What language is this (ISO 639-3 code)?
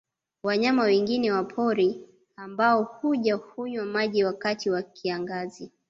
swa